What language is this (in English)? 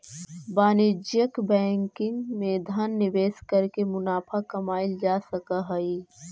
Magahi